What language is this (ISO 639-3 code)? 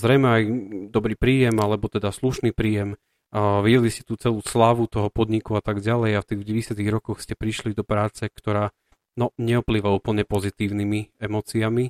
slk